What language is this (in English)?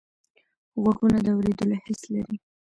Pashto